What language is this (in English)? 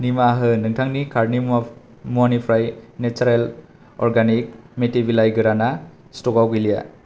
Bodo